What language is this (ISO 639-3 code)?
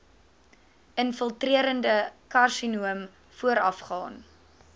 afr